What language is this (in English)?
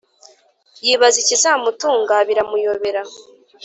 Kinyarwanda